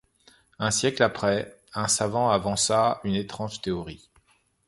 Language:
French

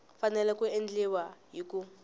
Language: Tsonga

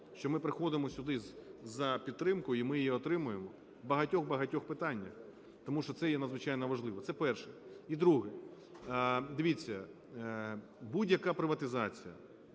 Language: Ukrainian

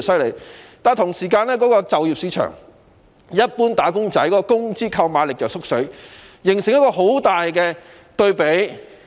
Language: Cantonese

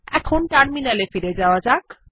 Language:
Bangla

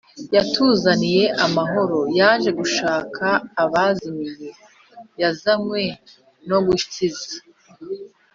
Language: Kinyarwanda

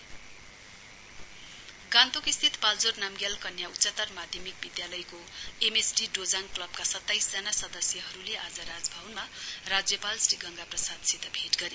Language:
Nepali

